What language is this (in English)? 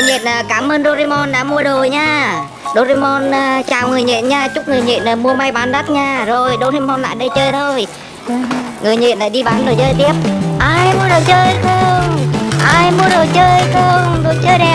Vietnamese